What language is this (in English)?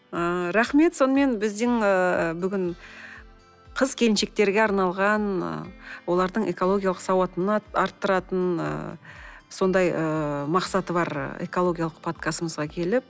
Kazakh